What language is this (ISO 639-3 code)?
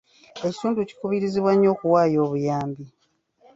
lug